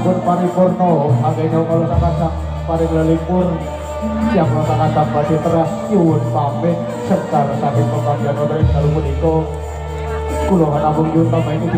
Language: Indonesian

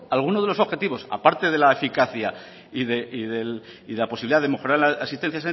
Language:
Spanish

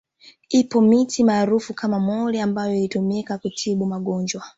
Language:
Swahili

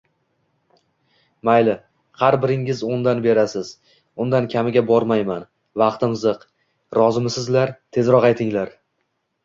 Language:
Uzbek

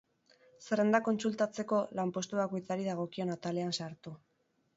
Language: Basque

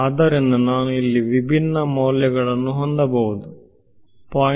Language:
Kannada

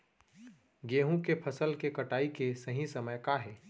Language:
Chhattisgarhi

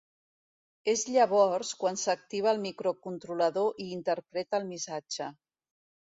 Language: Catalan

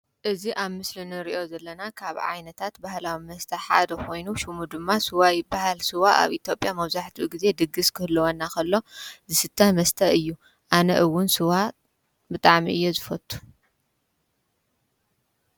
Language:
Tigrinya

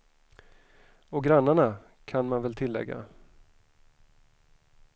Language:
Swedish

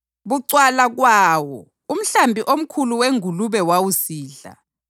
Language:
North Ndebele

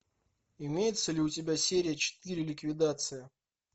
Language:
Russian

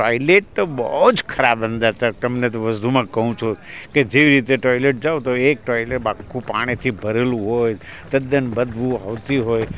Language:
Gujarati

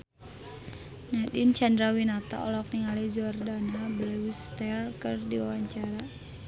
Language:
Sundanese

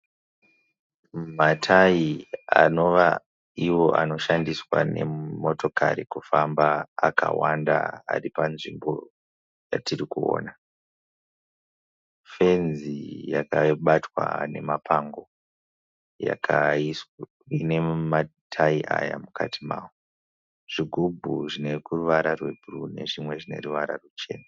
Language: Shona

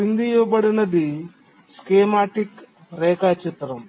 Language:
Telugu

